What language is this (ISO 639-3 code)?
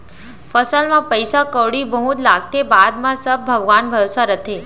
hne